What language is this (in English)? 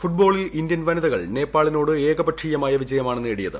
Malayalam